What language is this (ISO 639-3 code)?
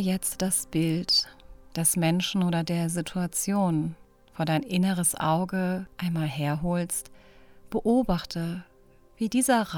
deu